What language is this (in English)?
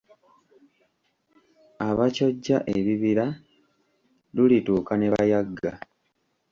Ganda